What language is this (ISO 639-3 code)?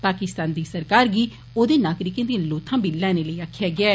doi